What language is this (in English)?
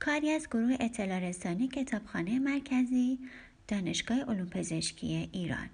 Persian